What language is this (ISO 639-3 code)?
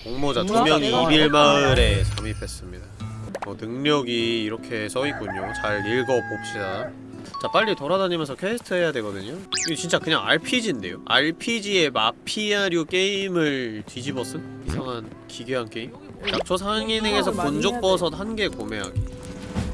kor